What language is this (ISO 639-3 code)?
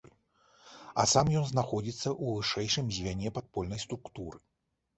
bel